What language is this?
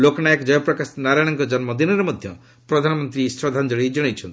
Odia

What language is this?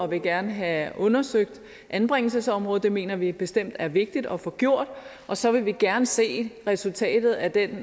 Danish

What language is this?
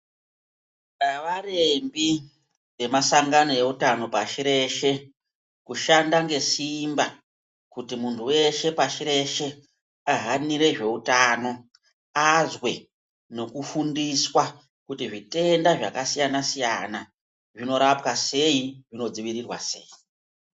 Ndau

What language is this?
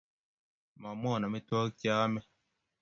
Kalenjin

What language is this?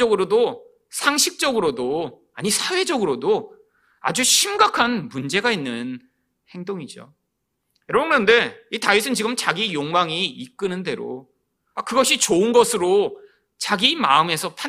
Korean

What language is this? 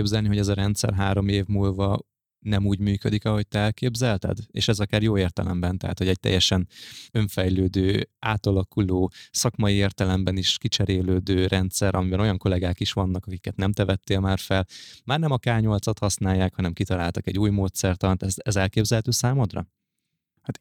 Hungarian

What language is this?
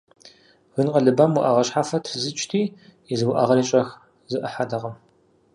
Kabardian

